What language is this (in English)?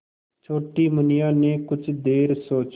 Hindi